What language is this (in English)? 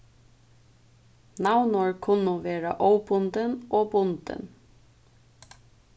Faroese